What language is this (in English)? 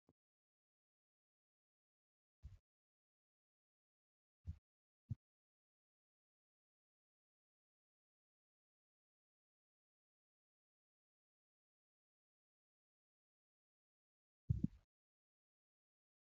Oromo